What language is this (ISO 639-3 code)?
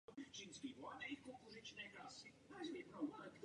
ces